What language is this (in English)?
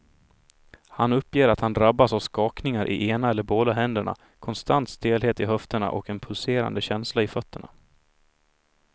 Swedish